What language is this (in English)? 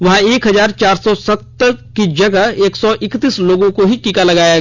Hindi